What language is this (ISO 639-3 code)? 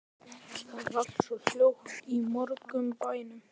isl